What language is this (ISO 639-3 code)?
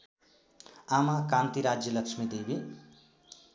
nep